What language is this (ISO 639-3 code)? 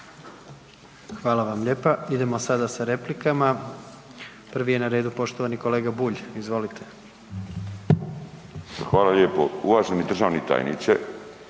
hrv